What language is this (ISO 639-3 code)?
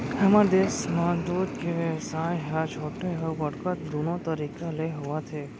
hne